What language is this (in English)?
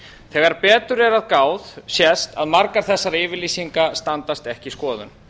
Icelandic